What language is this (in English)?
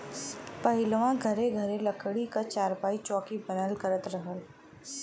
Bhojpuri